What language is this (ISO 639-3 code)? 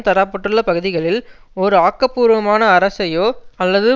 tam